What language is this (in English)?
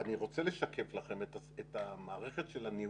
Hebrew